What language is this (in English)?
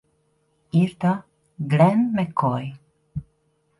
Hungarian